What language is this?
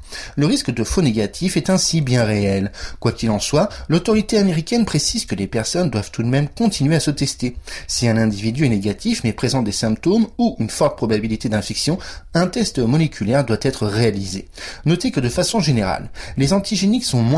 French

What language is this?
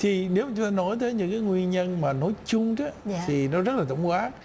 Vietnamese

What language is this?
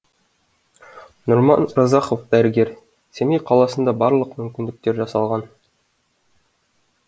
Kazakh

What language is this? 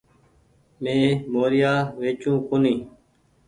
Goaria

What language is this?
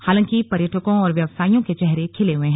Hindi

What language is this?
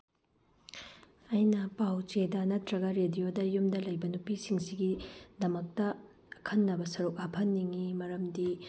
Manipuri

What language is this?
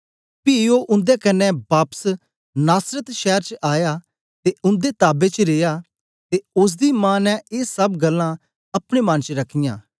Dogri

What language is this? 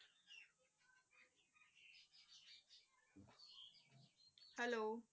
Punjabi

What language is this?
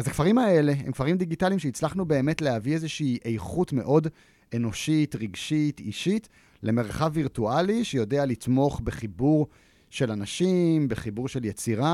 Hebrew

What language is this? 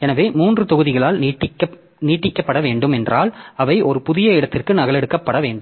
Tamil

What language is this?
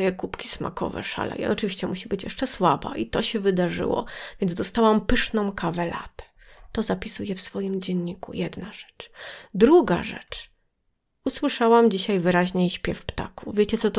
Polish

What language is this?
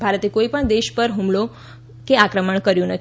Gujarati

